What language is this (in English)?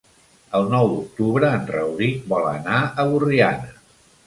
Catalan